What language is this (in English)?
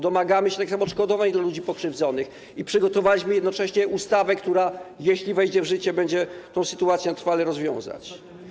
Polish